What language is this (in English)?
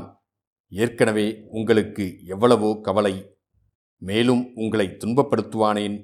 Tamil